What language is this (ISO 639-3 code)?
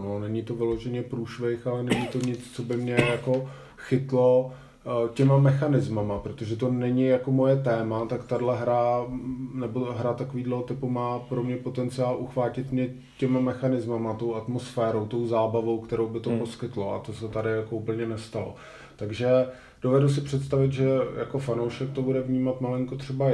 ces